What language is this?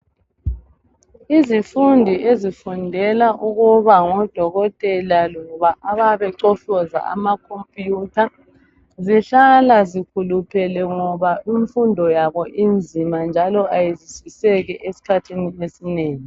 North Ndebele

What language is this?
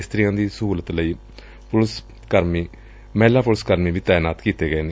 Punjabi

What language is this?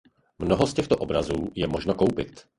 Czech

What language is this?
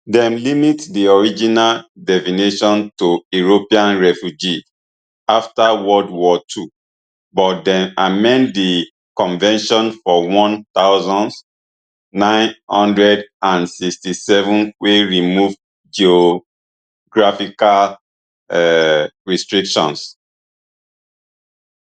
Nigerian Pidgin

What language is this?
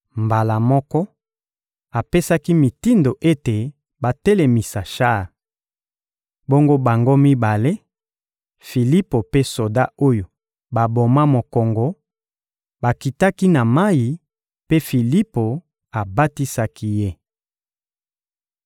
Lingala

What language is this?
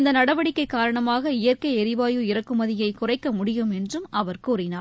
Tamil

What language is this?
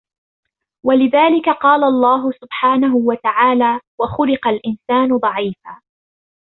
Arabic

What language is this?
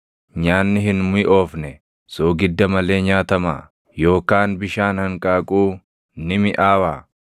Oromo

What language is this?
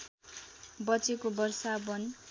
Nepali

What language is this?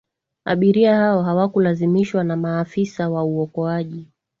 Swahili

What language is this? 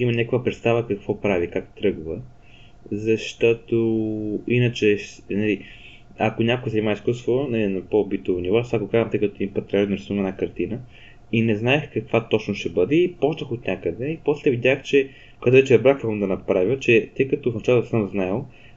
Bulgarian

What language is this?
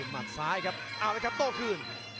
Thai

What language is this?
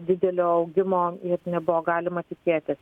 Lithuanian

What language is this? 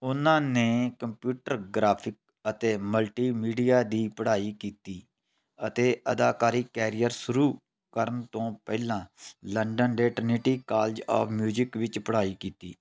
Punjabi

